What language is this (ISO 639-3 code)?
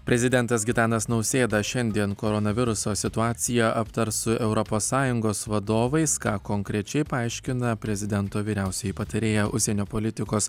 lit